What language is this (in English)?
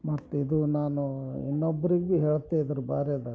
Kannada